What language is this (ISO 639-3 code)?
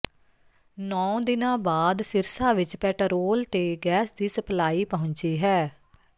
pan